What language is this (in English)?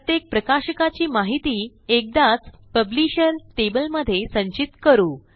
Marathi